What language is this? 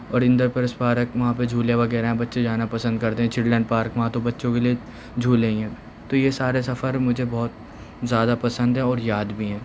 Urdu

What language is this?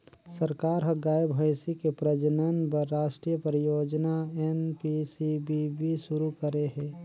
Chhattisgarhi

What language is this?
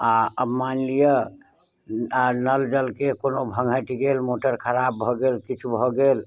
Maithili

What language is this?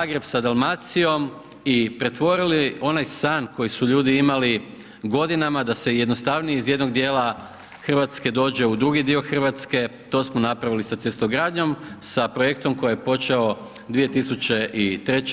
Croatian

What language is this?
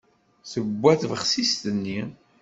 Kabyle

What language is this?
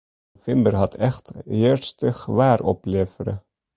Western Frisian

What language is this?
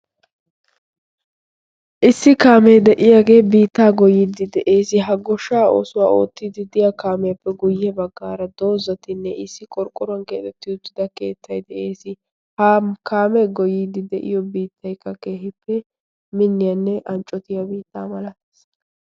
Wolaytta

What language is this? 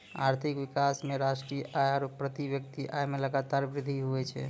Maithili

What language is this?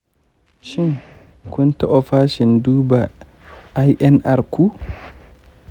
Hausa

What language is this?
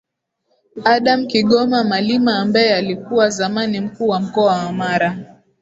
Swahili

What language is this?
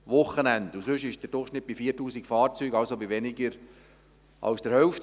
Swiss German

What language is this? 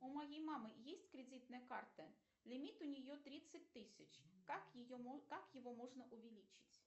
Russian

